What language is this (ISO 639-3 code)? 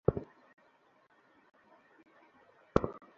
ben